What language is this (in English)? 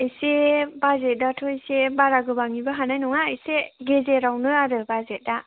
Bodo